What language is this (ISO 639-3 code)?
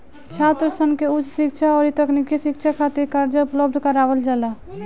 bho